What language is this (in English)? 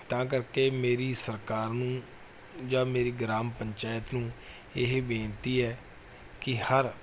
Punjabi